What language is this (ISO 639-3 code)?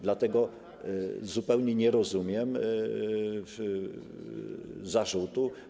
pol